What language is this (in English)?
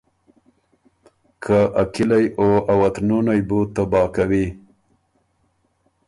Ormuri